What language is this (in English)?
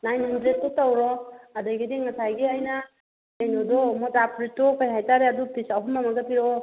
Manipuri